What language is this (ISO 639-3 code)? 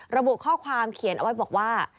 tha